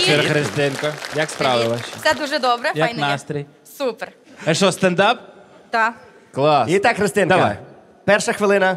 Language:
Russian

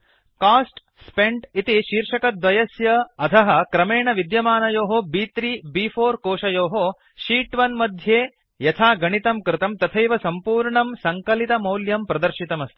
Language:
Sanskrit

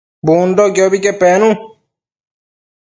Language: Matsés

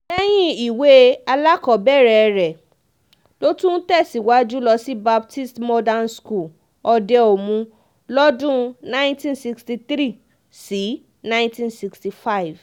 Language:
Yoruba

